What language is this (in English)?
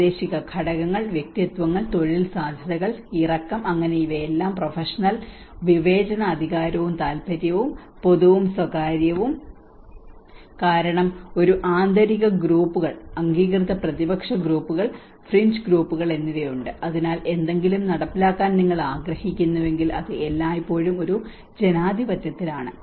Malayalam